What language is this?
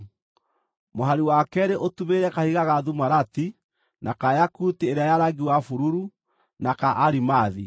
Kikuyu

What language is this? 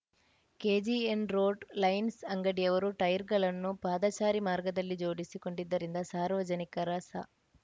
Kannada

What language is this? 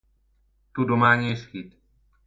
Hungarian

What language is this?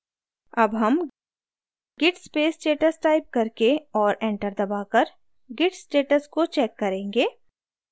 Hindi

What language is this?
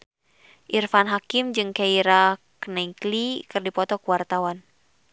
Sundanese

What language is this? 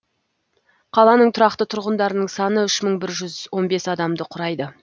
Kazakh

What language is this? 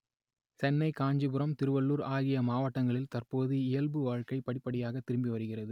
Tamil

